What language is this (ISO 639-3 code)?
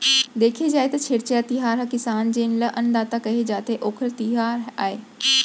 hne